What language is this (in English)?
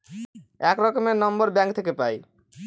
Bangla